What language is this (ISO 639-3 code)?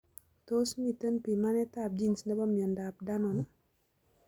kln